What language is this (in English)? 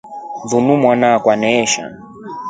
Rombo